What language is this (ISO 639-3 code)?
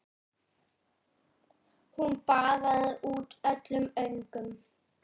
isl